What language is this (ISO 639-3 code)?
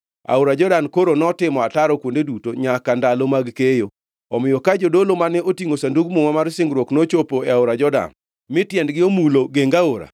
luo